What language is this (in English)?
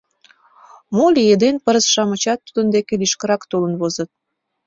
Mari